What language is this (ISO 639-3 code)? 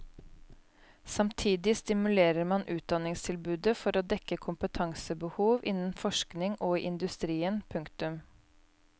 nor